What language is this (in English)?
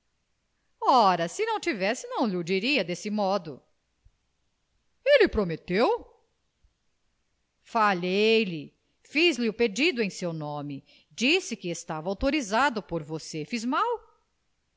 Portuguese